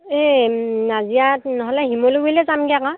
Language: Assamese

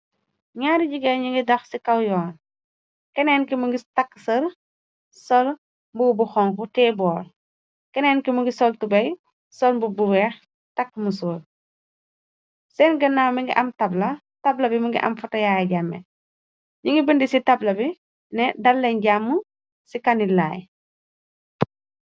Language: Wolof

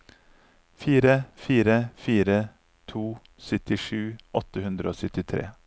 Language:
Norwegian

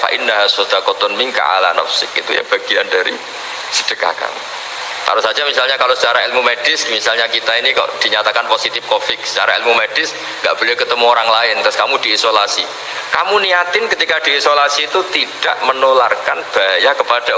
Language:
Indonesian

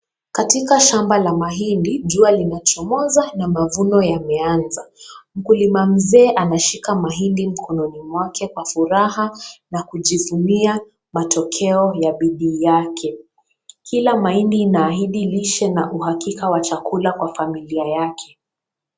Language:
Swahili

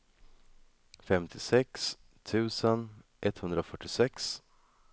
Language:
Swedish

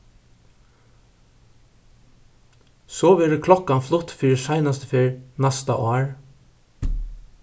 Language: Faroese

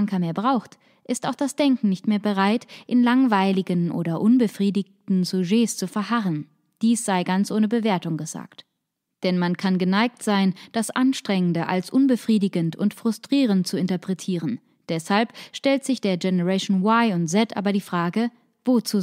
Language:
German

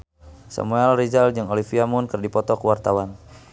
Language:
Sundanese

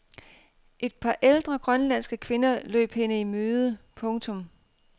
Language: Danish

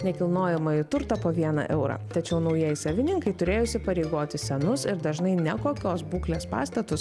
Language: Lithuanian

